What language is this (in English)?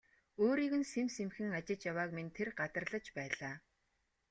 Mongolian